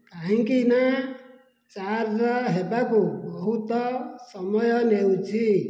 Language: Odia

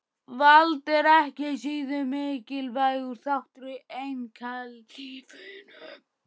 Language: Icelandic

